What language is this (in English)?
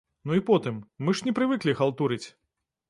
Belarusian